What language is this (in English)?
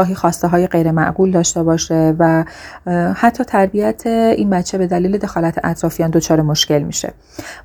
Persian